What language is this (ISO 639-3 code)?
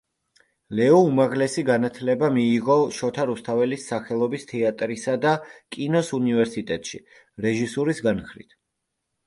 kat